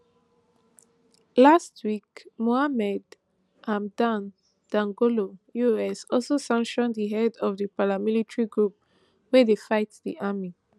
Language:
Nigerian Pidgin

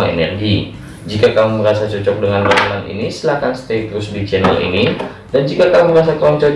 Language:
Indonesian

